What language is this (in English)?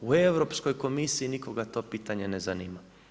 Croatian